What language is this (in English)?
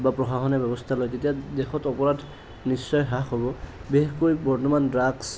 Assamese